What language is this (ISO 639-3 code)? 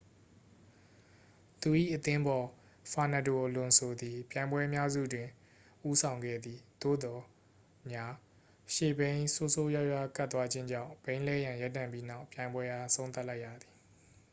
mya